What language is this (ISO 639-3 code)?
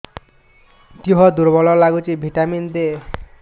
ori